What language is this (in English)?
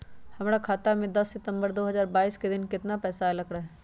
Magahi